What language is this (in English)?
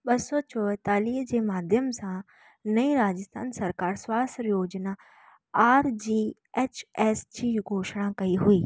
Sindhi